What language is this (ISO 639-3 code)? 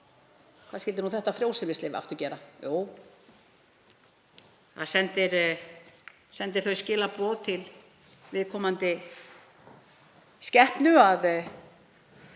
isl